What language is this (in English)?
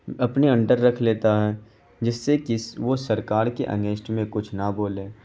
Urdu